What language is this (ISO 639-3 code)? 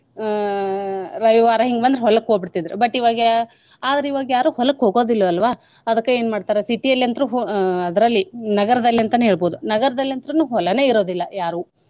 kan